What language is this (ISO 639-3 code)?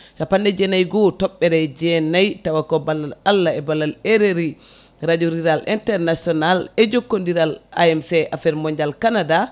ful